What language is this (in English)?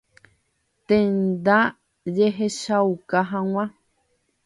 Guarani